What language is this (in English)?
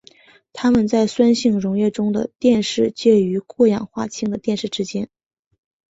Chinese